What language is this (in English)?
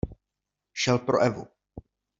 Czech